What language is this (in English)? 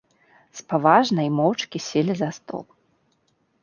Belarusian